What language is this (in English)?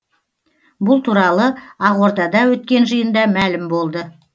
Kazakh